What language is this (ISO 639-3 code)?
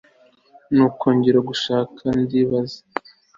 kin